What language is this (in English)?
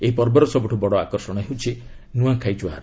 Odia